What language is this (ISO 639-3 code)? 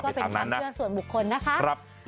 tha